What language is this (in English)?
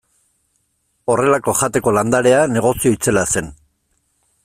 Basque